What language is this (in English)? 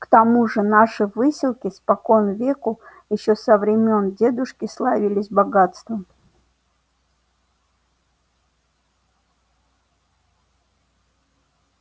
Russian